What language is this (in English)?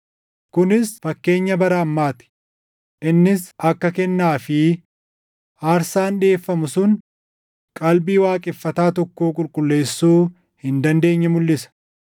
Oromo